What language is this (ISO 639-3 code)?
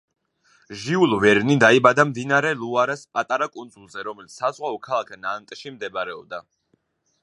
kat